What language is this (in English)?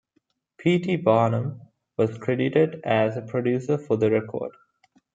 English